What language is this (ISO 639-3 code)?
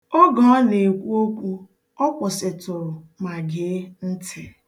ibo